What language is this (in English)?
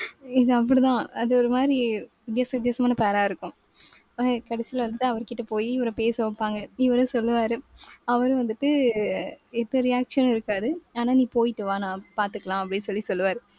Tamil